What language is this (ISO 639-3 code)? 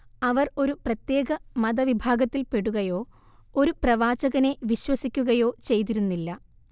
mal